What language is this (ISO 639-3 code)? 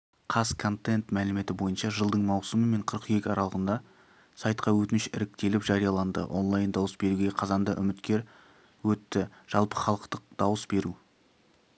kaz